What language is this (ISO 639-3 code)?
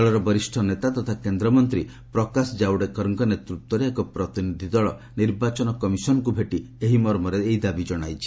ori